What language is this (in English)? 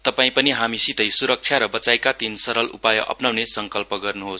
Nepali